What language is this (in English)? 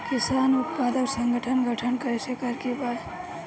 Bhojpuri